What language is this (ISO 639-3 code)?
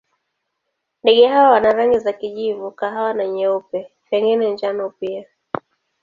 swa